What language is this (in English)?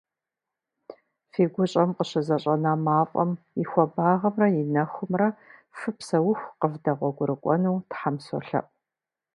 Kabardian